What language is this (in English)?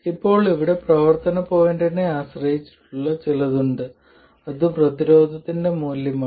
Malayalam